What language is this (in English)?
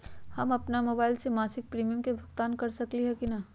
Magahi